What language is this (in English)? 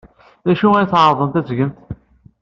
Kabyle